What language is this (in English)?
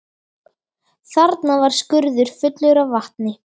Icelandic